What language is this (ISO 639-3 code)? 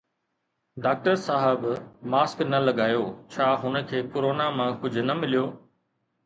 snd